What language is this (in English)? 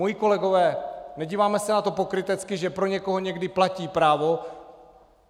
Czech